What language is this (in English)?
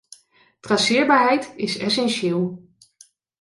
Dutch